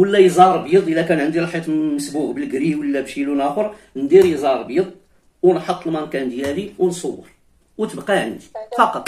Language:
Arabic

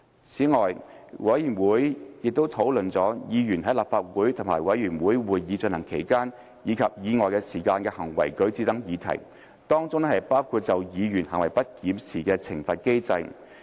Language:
Cantonese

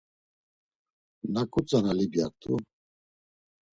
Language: Laz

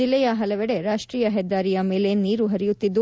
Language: Kannada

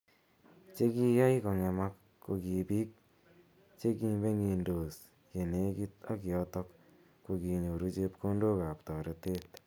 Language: Kalenjin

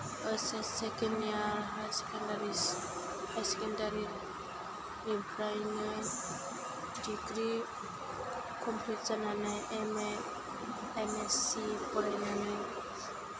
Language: Bodo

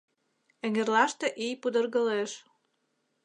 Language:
Mari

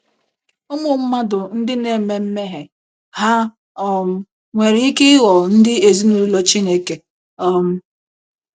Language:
Igbo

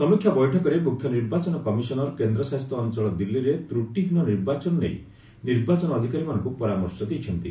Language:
Odia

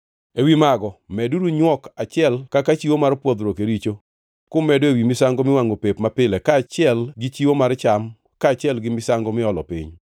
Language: Luo (Kenya and Tanzania)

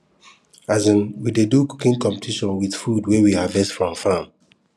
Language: Nigerian Pidgin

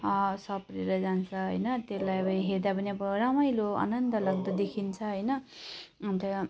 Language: Nepali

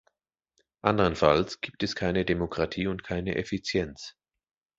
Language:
German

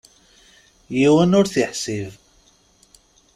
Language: Kabyle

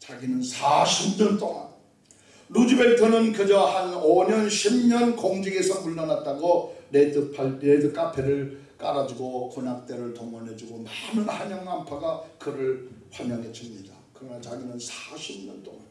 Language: Korean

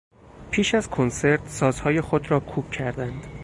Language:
Persian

